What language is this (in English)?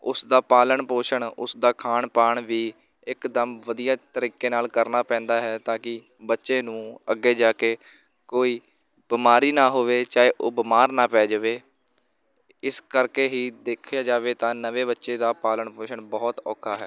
Punjabi